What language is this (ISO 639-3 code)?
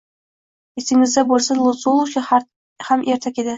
uzb